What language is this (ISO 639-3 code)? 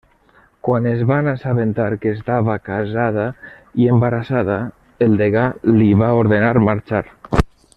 cat